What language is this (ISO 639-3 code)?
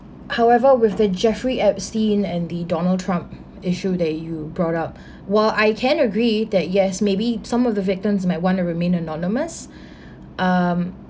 eng